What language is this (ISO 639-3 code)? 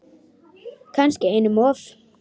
isl